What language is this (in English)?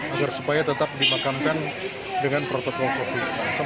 Indonesian